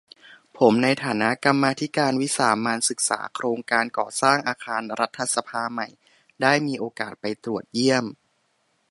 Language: Thai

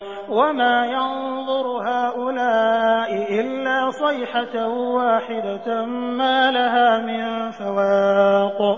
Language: Arabic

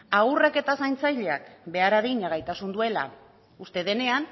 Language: Basque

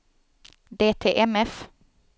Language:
Swedish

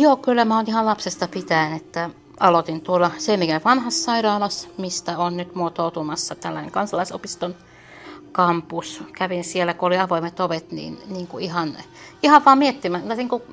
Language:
Finnish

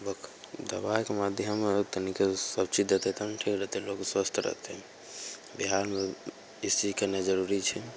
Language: Maithili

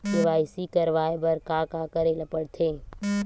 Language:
Chhattisgarhi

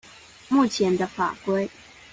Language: Chinese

